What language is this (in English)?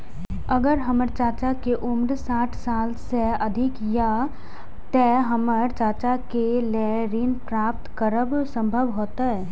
Maithili